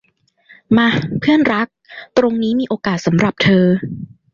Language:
Thai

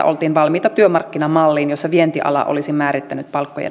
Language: Finnish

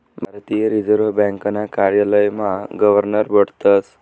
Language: Marathi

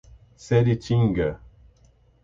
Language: Portuguese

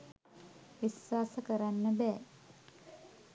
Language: Sinhala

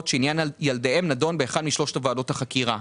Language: Hebrew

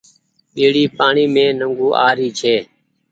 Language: Goaria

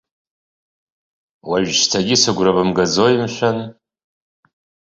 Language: Abkhazian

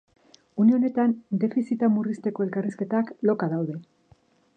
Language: Basque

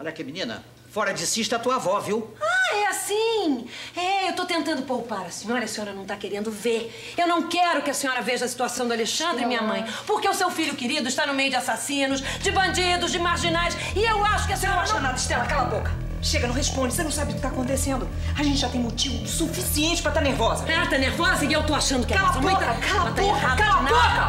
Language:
Portuguese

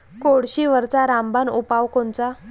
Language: Marathi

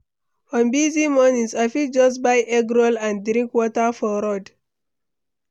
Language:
Nigerian Pidgin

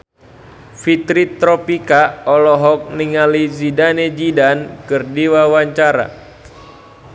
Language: Sundanese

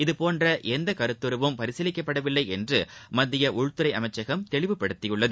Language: Tamil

